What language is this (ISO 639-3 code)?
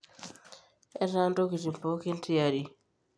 mas